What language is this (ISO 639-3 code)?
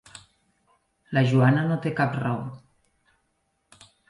cat